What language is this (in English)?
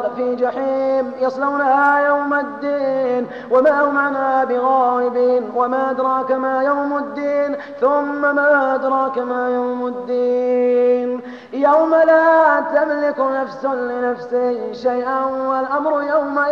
Arabic